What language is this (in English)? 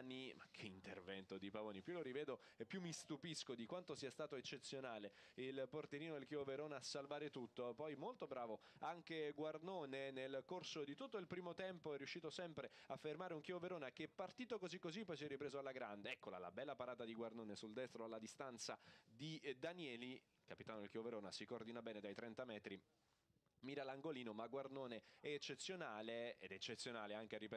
Italian